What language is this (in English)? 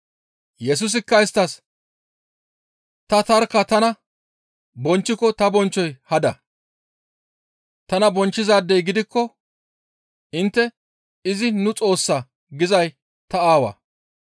Gamo